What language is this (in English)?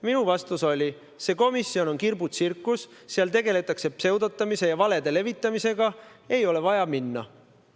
Estonian